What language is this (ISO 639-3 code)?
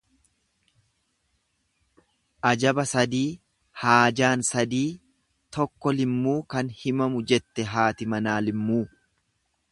orm